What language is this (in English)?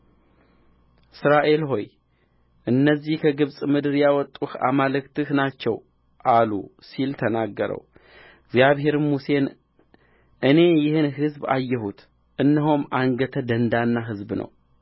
Amharic